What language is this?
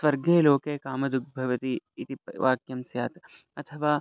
Sanskrit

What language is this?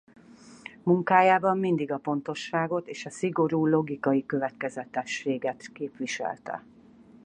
Hungarian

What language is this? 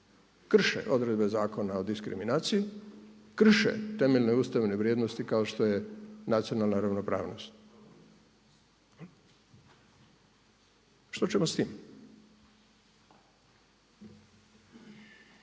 Croatian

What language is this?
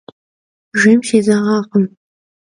Kabardian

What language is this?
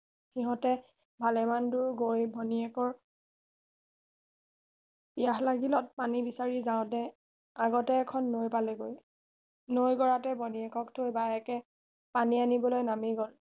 Assamese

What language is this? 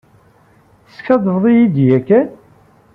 Kabyle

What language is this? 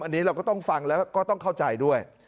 Thai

